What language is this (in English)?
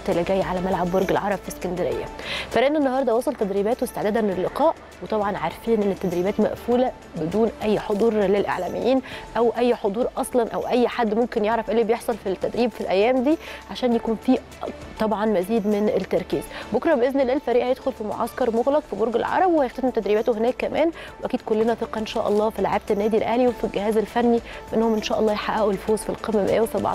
Arabic